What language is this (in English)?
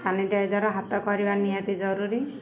Odia